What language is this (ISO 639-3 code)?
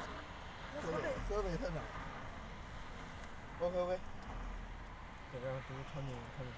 zho